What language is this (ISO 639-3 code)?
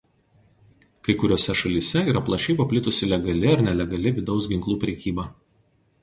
lit